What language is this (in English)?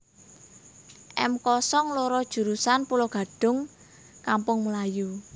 Javanese